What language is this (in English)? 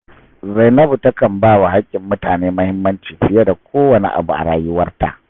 Hausa